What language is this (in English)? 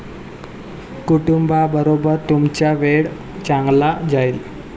Marathi